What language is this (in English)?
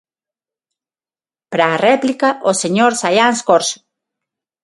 Galician